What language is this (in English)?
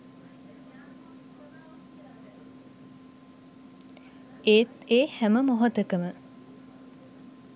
Sinhala